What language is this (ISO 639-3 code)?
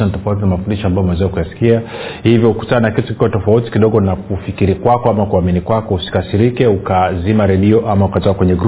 swa